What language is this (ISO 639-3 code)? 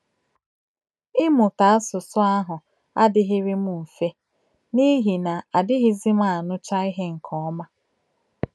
ibo